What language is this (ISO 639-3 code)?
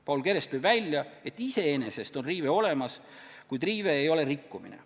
est